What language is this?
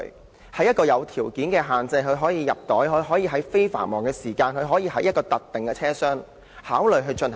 Cantonese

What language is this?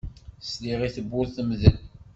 Kabyle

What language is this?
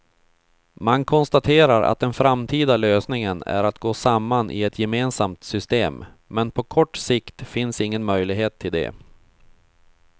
Swedish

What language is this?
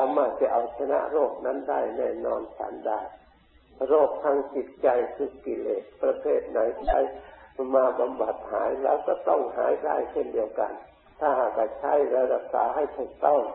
Thai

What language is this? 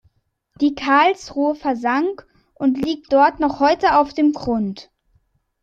German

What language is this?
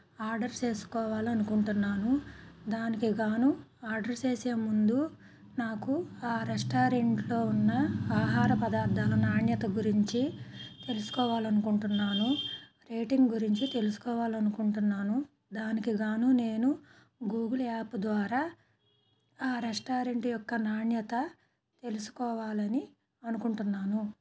Telugu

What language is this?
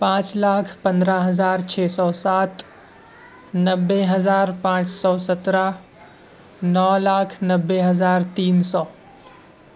Urdu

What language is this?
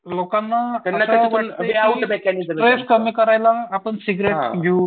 Marathi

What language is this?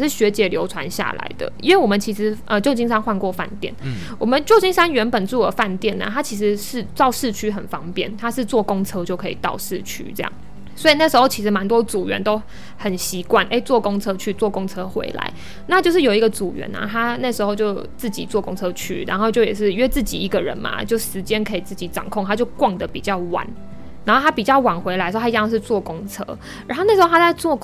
Chinese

